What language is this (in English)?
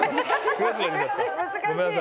Japanese